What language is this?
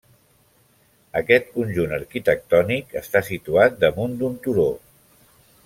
Catalan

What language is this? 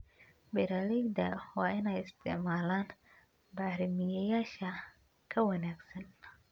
Somali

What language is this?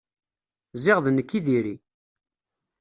Kabyle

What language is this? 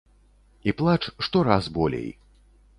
Belarusian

